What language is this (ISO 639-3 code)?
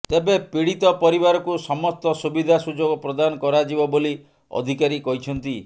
ori